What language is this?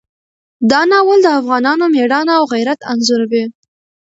Pashto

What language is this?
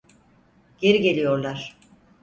Turkish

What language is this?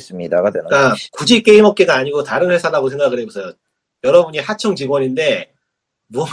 Korean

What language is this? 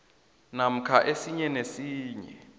South Ndebele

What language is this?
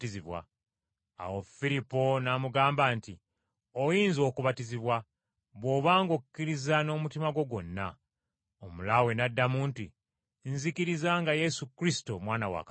Ganda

